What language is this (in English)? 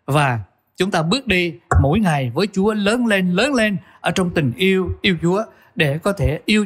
Vietnamese